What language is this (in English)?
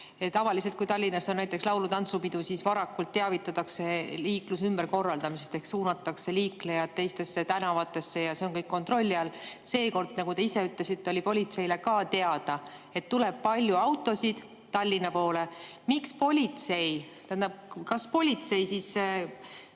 Estonian